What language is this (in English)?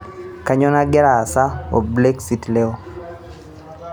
Masai